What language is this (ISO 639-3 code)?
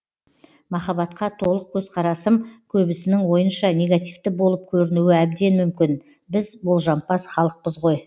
kaz